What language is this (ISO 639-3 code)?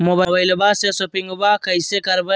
mag